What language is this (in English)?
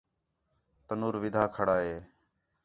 Khetrani